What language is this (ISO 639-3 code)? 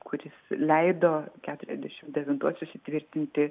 lit